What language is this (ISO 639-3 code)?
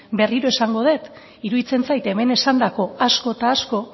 eus